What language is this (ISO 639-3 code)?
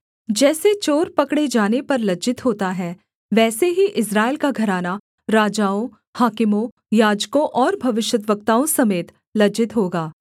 hin